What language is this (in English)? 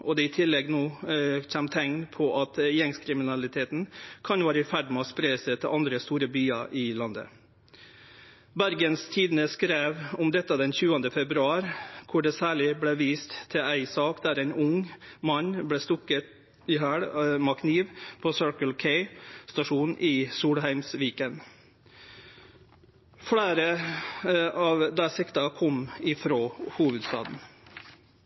Norwegian Nynorsk